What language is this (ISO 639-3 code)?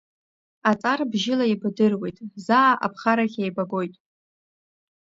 abk